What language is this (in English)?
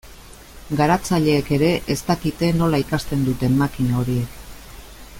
Basque